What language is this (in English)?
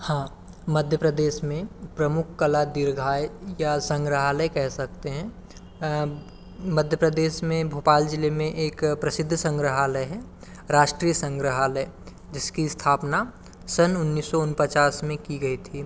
Hindi